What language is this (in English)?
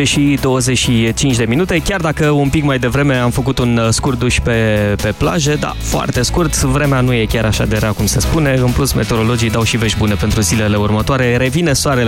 Romanian